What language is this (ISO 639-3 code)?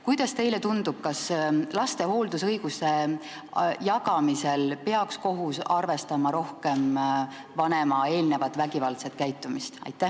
est